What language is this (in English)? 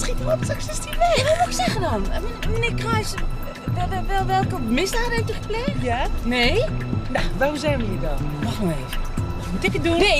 Dutch